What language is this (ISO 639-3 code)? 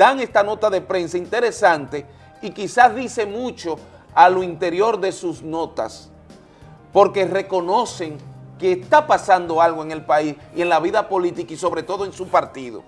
spa